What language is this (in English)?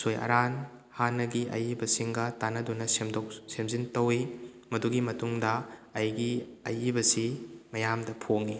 Manipuri